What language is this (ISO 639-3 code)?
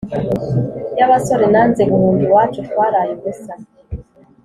kin